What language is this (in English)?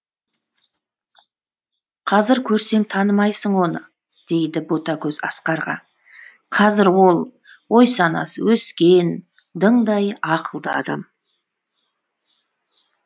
Kazakh